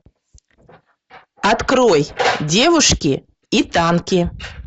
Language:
Russian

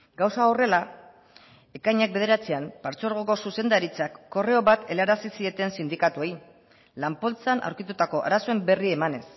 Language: Basque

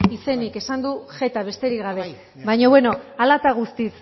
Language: Basque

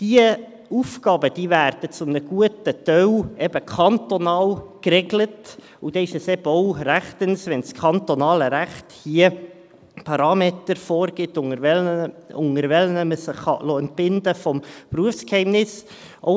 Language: Swiss German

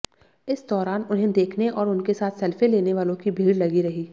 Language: Hindi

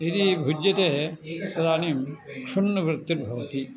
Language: Sanskrit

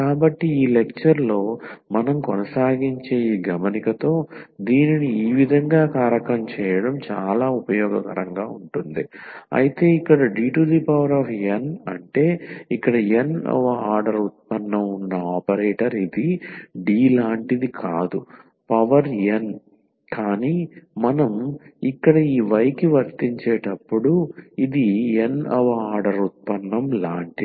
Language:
Telugu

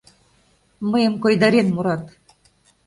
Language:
Mari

